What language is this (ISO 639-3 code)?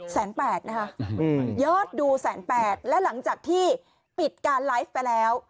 tha